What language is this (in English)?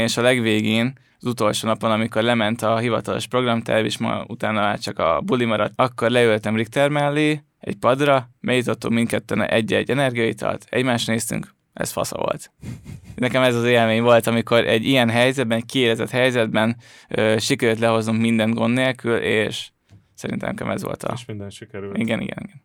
Hungarian